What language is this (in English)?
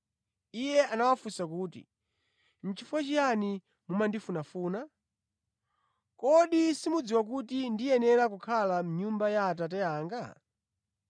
Nyanja